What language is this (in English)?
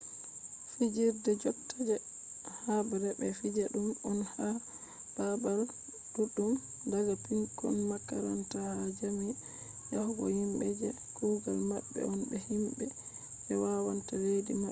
Fula